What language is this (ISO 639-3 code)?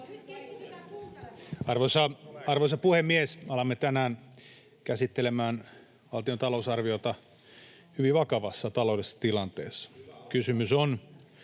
fin